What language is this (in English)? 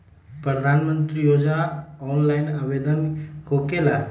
Magahi